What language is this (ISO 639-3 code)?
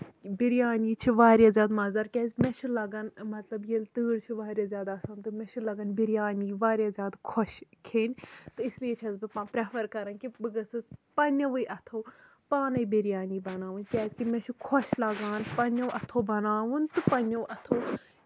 kas